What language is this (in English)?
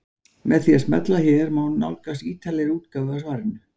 Icelandic